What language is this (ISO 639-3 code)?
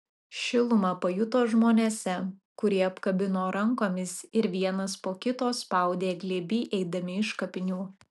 lit